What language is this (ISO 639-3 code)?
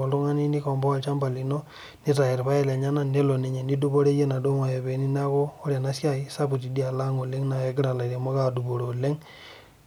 mas